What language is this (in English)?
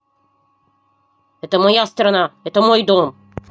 Russian